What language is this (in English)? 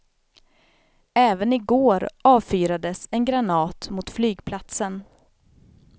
Swedish